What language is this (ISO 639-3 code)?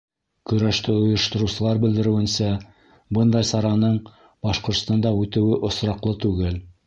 bak